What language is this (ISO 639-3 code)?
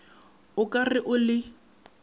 nso